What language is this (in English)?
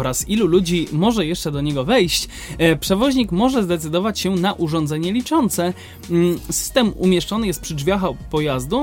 Polish